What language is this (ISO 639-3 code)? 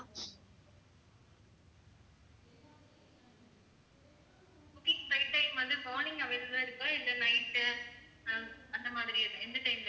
tam